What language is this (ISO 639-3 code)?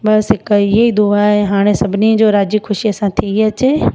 snd